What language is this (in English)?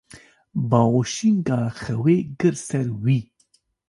Kurdish